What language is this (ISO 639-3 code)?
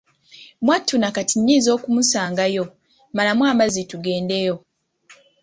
lug